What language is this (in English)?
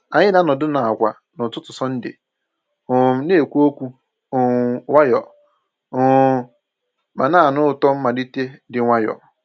Igbo